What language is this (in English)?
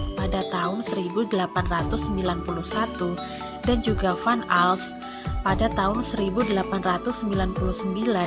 Indonesian